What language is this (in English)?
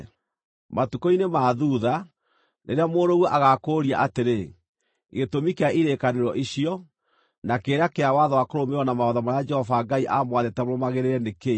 Kikuyu